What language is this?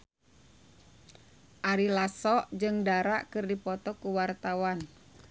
Sundanese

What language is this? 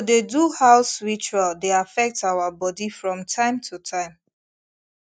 Nigerian Pidgin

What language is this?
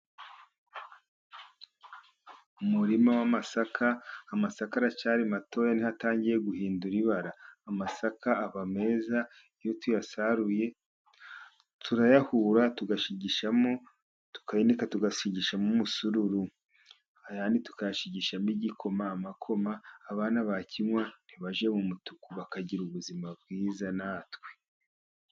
Kinyarwanda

